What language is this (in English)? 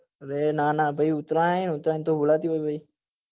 Gujarati